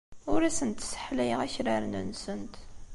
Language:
Kabyle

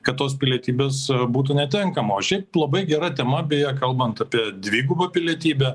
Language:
Lithuanian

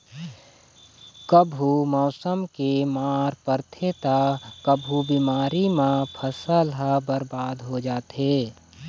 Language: Chhattisgarhi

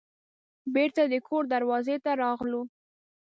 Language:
Pashto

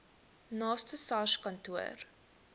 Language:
Afrikaans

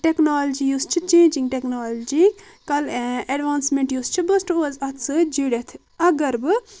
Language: Kashmiri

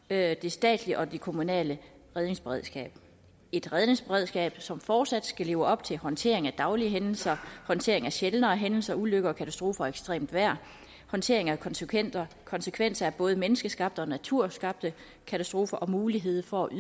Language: Danish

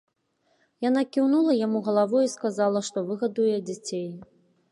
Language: Belarusian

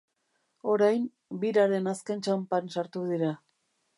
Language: Basque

